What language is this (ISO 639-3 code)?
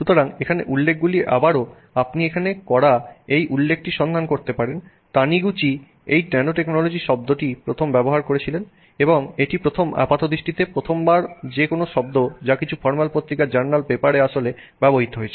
ben